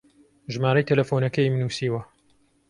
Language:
Central Kurdish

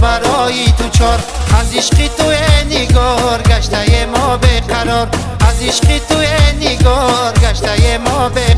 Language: Persian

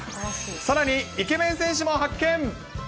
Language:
Japanese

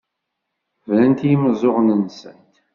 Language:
Kabyle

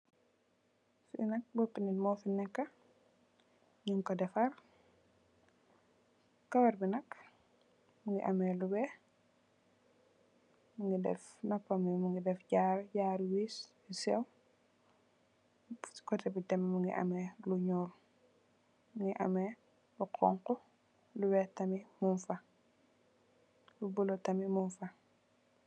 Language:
Wolof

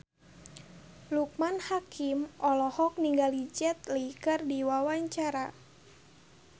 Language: Sundanese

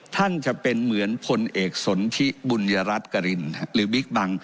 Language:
Thai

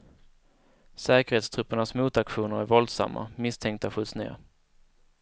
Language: Swedish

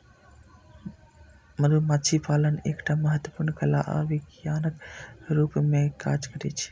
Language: Maithili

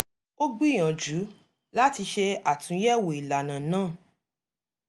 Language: Yoruba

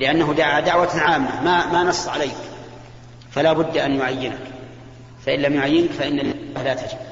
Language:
Arabic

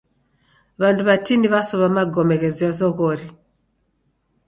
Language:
Taita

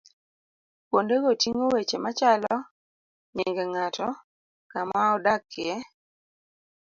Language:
Luo (Kenya and Tanzania)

